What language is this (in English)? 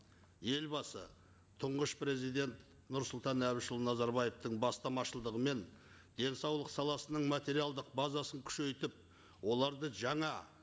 Kazakh